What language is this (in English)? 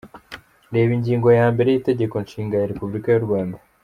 Kinyarwanda